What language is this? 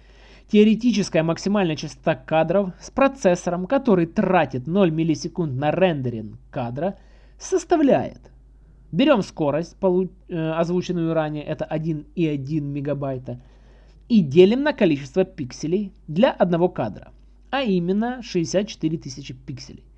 Russian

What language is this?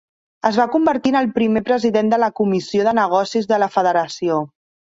Catalan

